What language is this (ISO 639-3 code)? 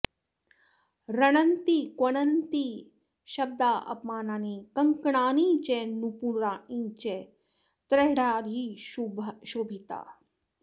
san